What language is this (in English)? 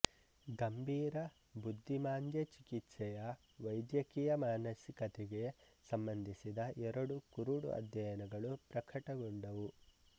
Kannada